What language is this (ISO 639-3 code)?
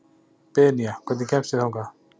isl